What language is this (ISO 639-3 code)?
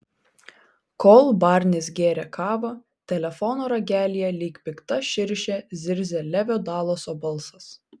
lit